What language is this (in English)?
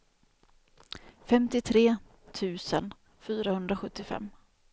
Swedish